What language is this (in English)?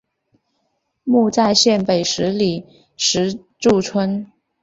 Chinese